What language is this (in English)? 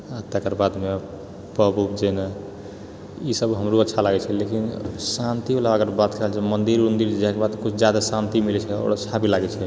Maithili